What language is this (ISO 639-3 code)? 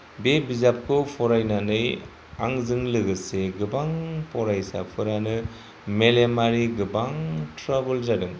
brx